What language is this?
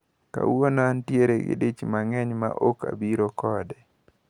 Luo (Kenya and Tanzania)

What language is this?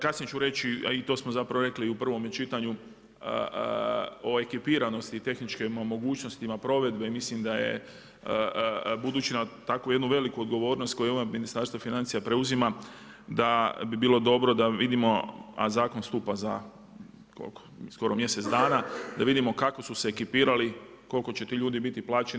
Croatian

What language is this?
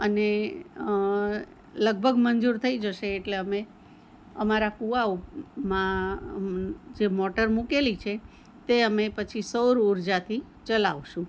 Gujarati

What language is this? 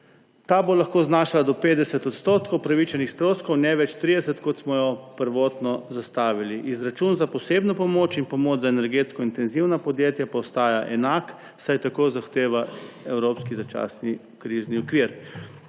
Slovenian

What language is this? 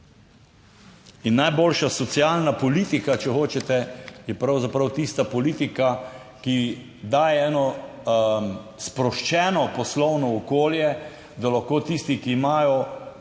Slovenian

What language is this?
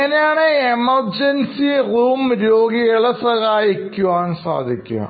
Malayalam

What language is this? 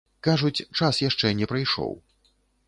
Belarusian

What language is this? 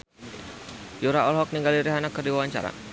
Sundanese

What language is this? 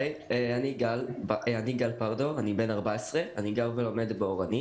Hebrew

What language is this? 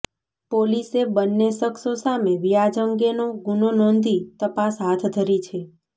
Gujarati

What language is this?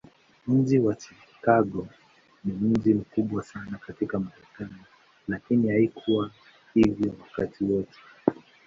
Swahili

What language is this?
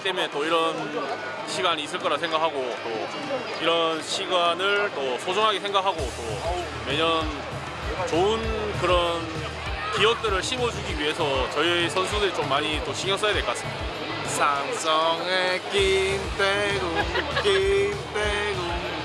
Korean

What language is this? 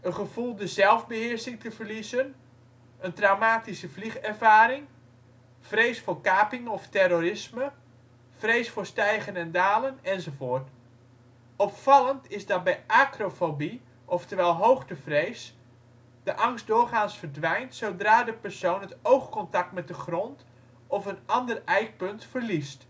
Dutch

